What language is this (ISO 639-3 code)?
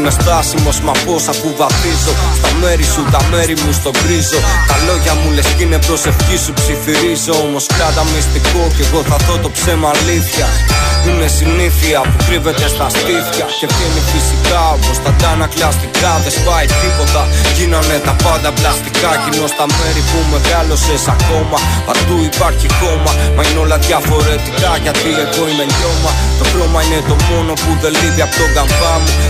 ell